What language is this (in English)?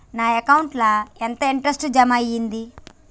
Telugu